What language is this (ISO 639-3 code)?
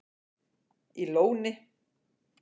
isl